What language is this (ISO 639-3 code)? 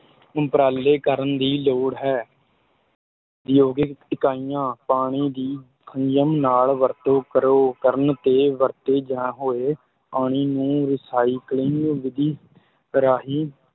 pan